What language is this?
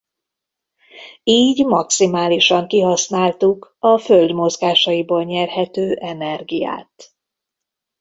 Hungarian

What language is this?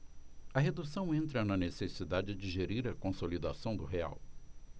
Portuguese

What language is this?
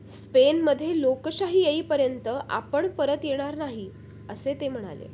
Marathi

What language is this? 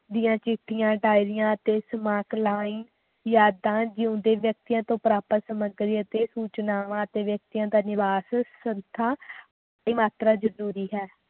Punjabi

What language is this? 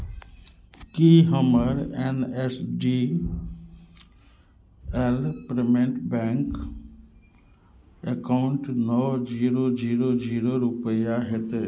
Maithili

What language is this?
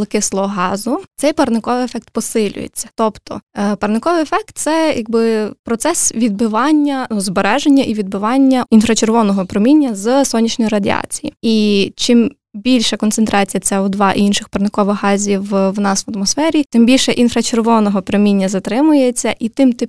Ukrainian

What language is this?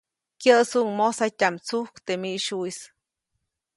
Copainalá Zoque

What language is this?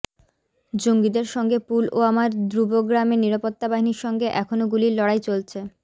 Bangla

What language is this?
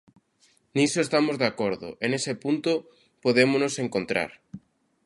Galician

